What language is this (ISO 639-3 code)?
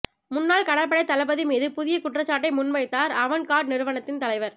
tam